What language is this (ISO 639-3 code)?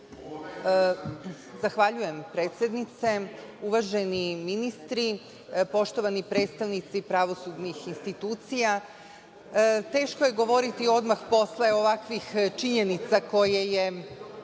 srp